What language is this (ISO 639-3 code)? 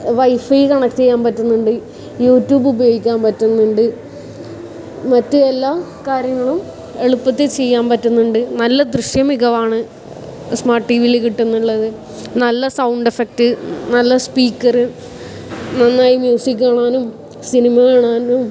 mal